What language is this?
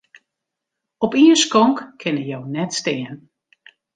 Western Frisian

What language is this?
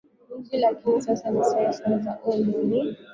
Swahili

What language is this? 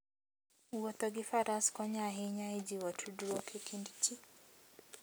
Luo (Kenya and Tanzania)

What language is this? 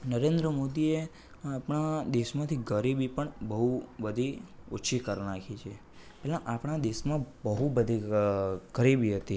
Gujarati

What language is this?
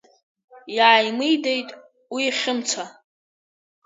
Abkhazian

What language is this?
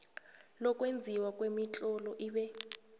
South Ndebele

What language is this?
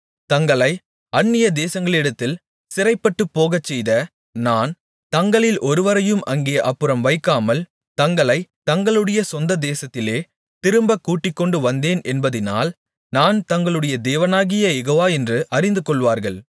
Tamil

